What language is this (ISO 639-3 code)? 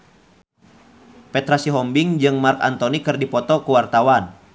sun